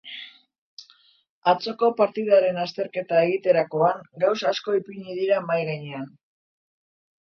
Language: Basque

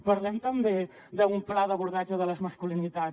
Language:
Catalan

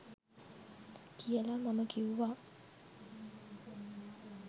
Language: Sinhala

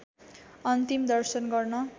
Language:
Nepali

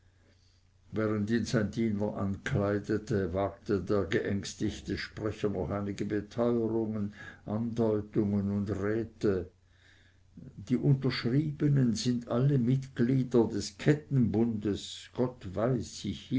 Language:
German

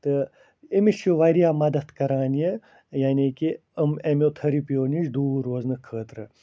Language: Kashmiri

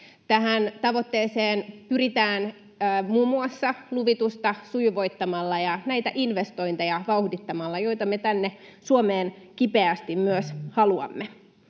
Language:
Finnish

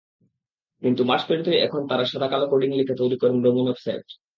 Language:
Bangla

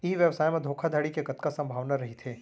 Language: Chhattisgarhi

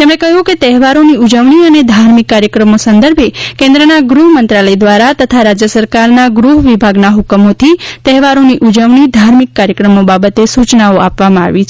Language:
Gujarati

